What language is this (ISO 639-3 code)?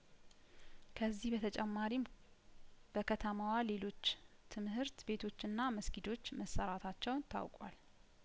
amh